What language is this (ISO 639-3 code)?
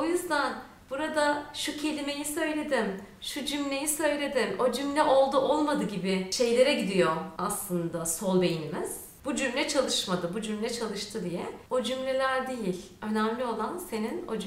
tur